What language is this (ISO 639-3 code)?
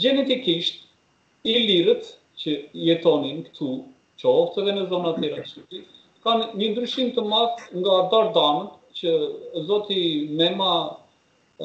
ron